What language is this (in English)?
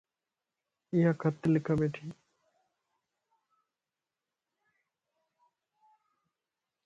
Lasi